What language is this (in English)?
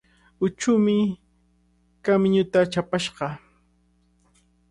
Cajatambo North Lima Quechua